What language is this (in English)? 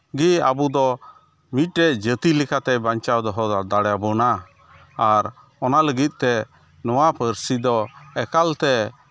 Santali